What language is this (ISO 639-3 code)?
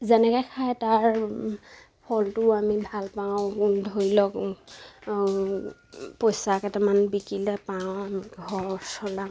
asm